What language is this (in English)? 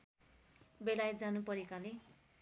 Nepali